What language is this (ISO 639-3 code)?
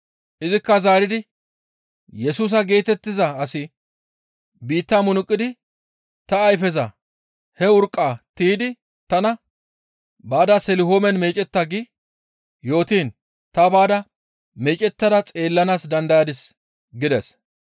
gmv